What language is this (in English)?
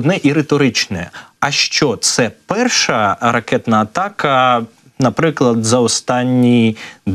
Ukrainian